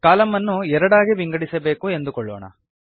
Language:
Kannada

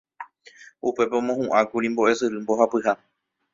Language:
Guarani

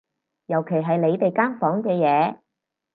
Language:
Cantonese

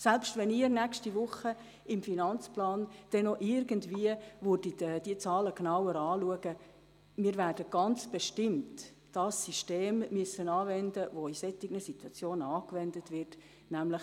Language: Swiss German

